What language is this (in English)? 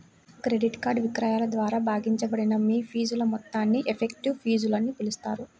Telugu